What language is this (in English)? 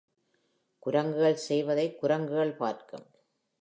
Tamil